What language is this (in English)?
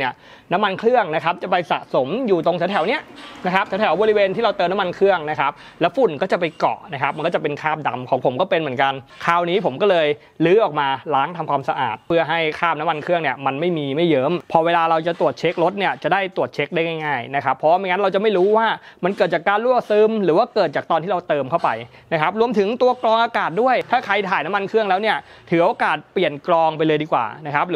Thai